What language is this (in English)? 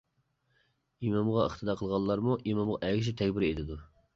Uyghur